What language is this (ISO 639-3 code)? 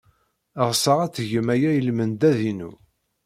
kab